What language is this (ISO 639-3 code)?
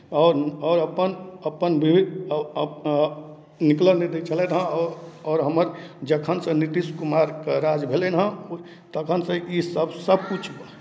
mai